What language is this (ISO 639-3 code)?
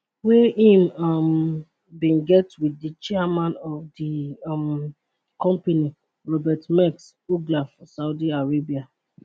pcm